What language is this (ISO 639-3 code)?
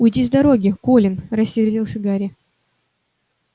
rus